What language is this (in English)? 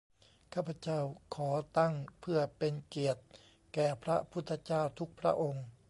Thai